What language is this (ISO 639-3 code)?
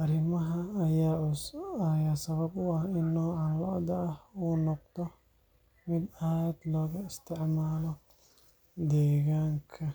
som